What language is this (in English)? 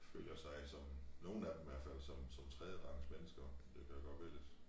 Danish